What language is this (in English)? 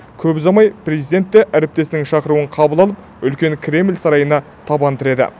Kazakh